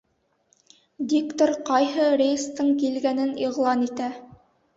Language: Bashkir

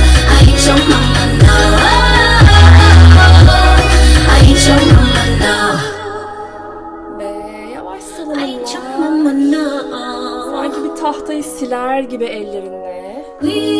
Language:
Turkish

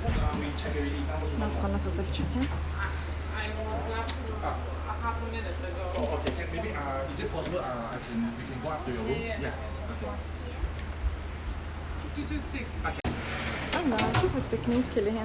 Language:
Arabic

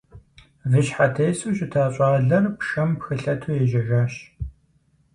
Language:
Kabardian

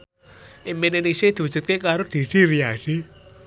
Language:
Javanese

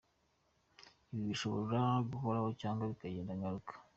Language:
Kinyarwanda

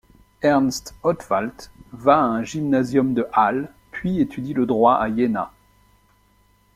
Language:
French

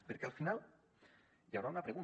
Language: Catalan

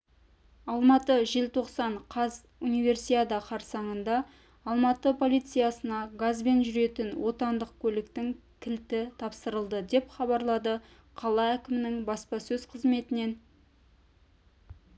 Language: Kazakh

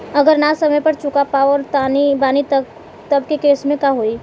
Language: Bhojpuri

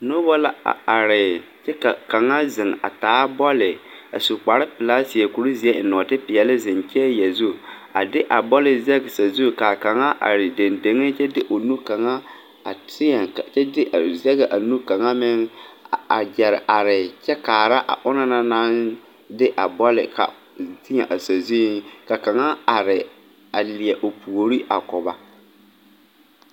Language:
Southern Dagaare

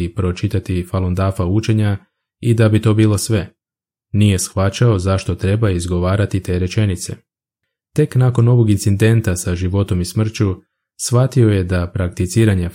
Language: Croatian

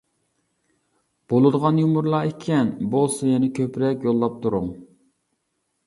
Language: Uyghur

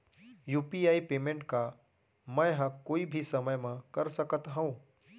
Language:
Chhattisgarhi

